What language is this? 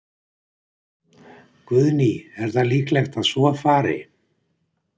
Icelandic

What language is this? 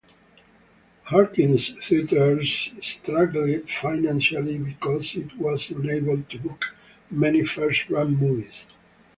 English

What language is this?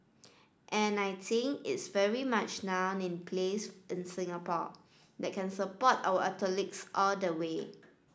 English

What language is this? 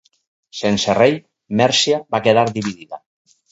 Catalan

